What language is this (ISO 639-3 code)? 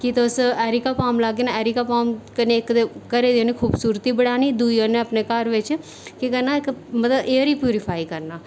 doi